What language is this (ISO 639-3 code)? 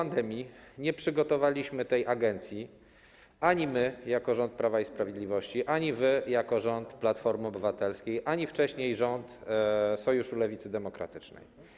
pol